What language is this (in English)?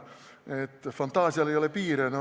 Estonian